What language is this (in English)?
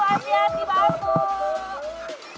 Indonesian